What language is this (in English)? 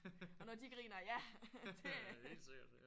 Danish